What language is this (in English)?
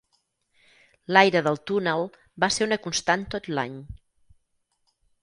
Catalan